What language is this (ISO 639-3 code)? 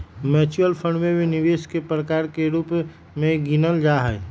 mag